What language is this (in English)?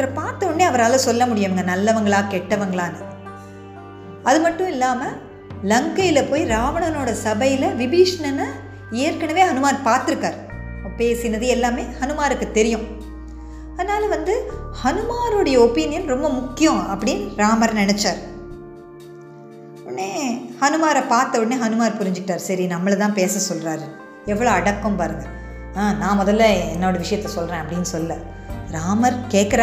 Tamil